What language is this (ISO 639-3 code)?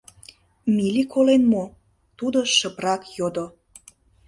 chm